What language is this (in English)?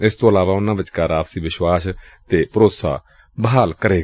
Punjabi